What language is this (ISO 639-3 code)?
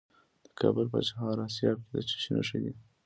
pus